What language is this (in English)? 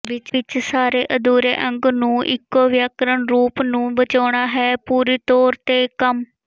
Punjabi